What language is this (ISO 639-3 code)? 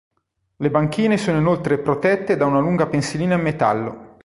ita